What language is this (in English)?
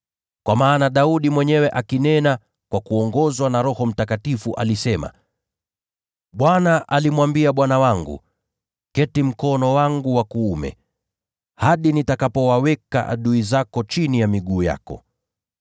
Swahili